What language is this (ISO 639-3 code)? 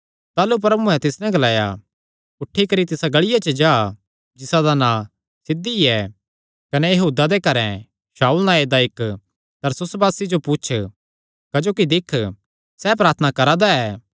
xnr